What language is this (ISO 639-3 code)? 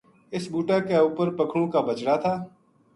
gju